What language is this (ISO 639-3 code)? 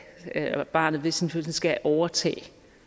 dan